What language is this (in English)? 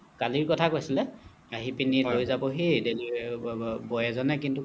Assamese